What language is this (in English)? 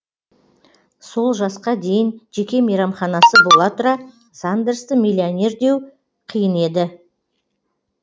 Kazakh